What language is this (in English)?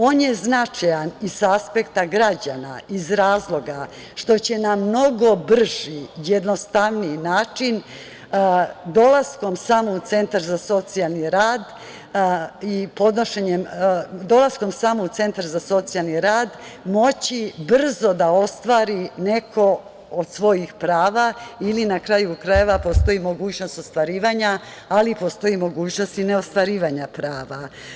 Serbian